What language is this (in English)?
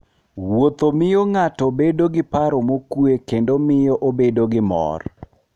Luo (Kenya and Tanzania)